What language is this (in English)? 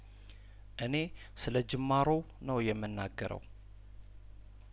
Amharic